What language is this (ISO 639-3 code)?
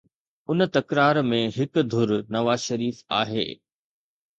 snd